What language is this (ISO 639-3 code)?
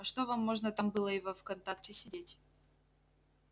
rus